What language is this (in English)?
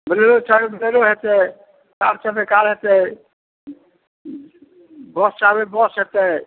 Maithili